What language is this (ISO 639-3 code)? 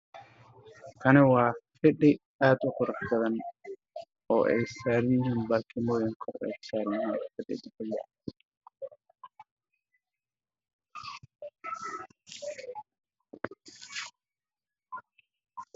som